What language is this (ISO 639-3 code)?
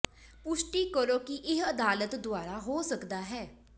pan